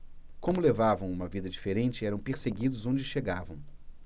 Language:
Portuguese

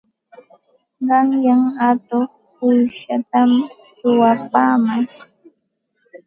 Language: Santa Ana de Tusi Pasco Quechua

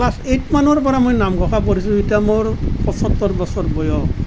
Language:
Assamese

